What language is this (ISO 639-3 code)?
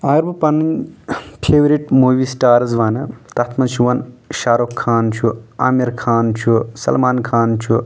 kas